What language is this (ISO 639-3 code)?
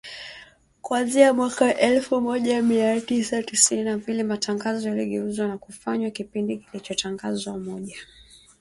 swa